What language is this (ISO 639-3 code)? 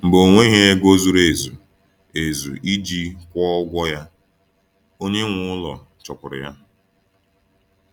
ibo